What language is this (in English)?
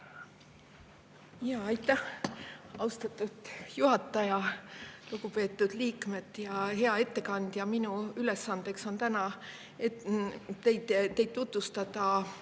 Estonian